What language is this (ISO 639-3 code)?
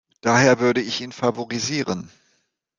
deu